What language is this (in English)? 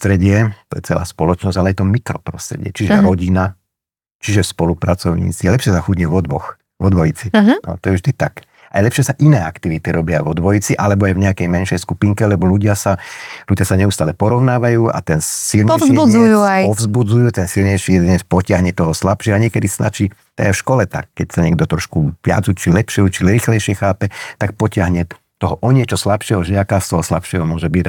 Slovak